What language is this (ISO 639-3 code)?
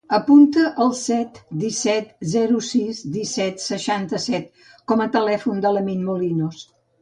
cat